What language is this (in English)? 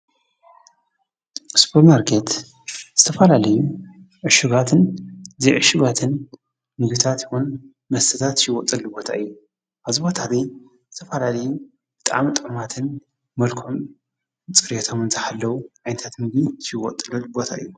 Tigrinya